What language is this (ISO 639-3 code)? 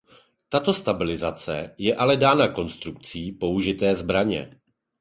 ces